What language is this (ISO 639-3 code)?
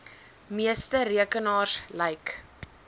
afr